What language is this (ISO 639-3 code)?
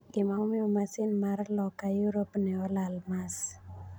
luo